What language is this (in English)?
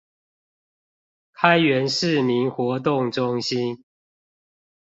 Chinese